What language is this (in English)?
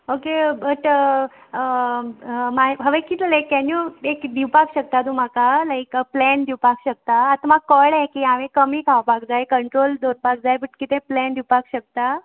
Konkani